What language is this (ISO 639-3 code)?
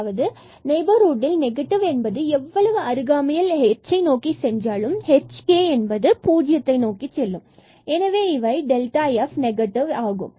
tam